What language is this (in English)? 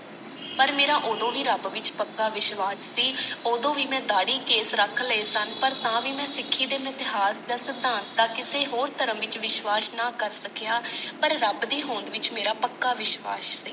Punjabi